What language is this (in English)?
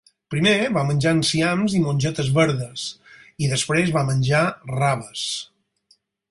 Catalan